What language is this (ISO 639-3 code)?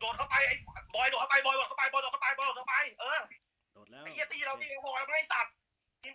tha